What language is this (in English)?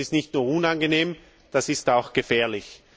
German